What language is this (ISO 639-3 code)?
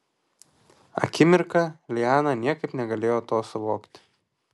lit